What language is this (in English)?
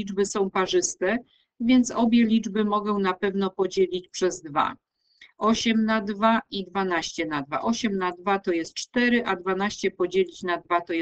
Polish